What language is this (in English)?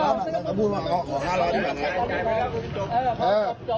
Thai